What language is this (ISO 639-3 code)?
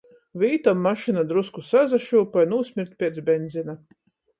ltg